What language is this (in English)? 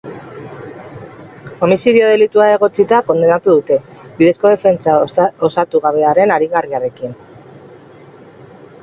Basque